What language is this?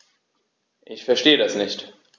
German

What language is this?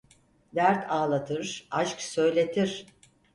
Turkish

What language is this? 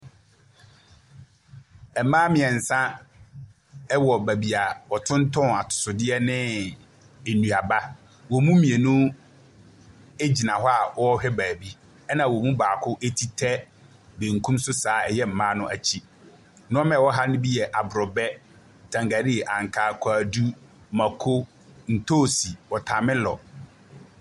Akan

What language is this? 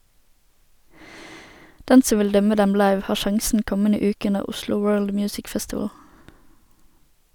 Norwegian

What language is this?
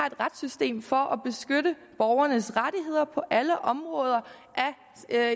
Danish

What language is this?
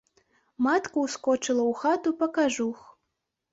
Belarusian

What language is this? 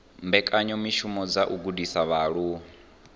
Venda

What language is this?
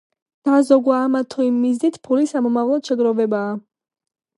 Georgian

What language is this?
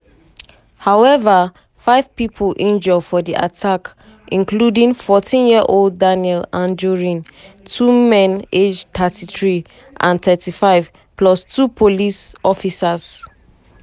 Nigerian Pidgin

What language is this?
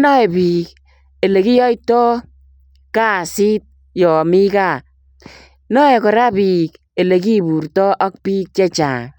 Kalenjin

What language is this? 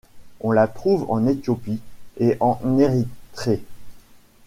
French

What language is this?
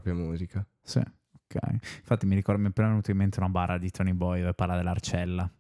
Italian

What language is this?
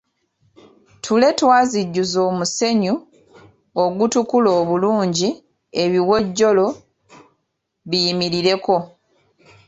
Ganda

